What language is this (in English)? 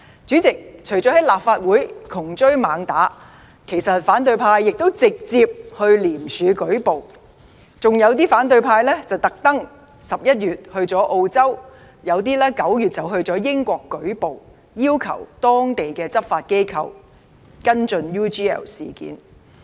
Cantonese